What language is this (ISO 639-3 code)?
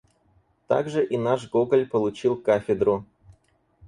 rus